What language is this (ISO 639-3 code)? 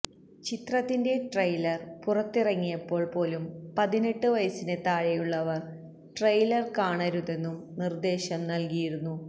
mal